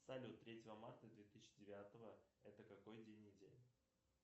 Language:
Russian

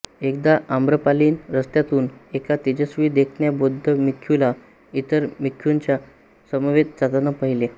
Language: Marathi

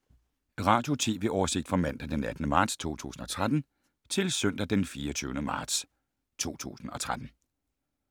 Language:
Danish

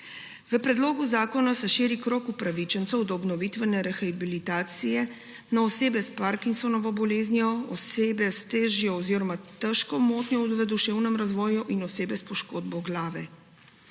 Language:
Slovenian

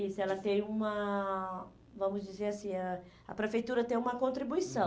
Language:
Portuguese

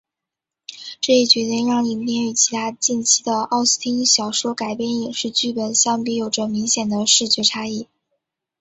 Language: Chinese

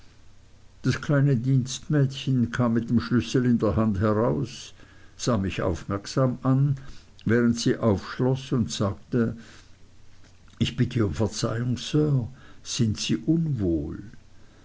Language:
German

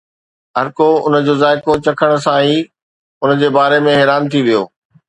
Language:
Sindhi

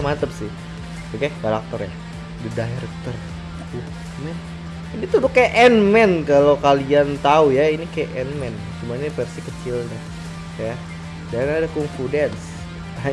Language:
Indonesian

